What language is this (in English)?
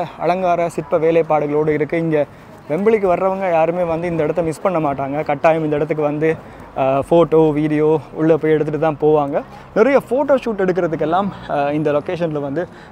Korean